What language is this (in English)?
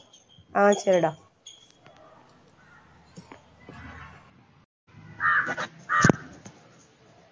Tamil